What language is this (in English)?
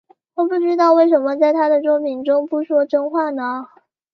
Chinese